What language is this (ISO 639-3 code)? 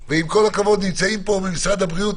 heb